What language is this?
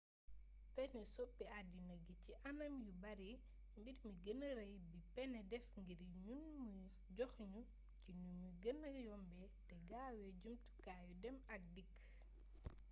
Wolof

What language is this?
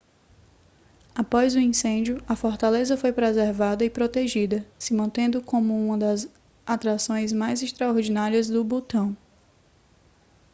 Portuguese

